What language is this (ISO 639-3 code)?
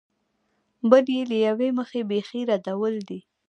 pus